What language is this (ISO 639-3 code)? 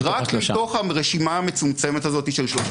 heb